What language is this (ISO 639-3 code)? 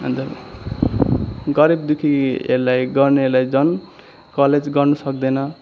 nep